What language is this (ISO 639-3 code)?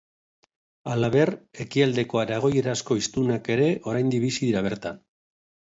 eus